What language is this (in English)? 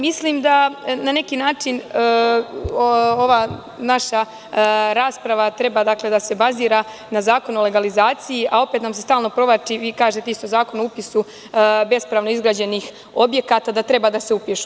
Serbian